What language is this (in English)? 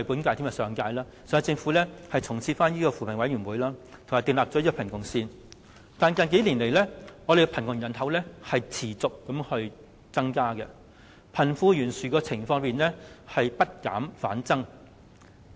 Cantonese